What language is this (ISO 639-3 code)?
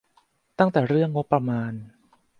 tha